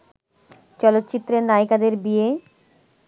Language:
Bangla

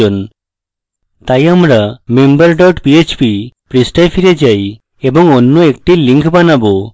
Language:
Bangla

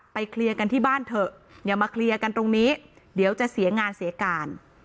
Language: Thai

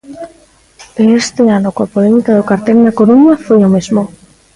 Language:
Galician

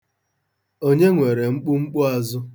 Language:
Igbo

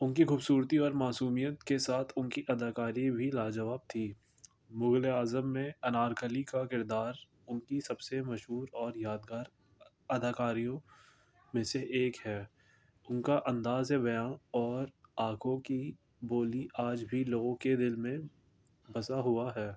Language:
Urdu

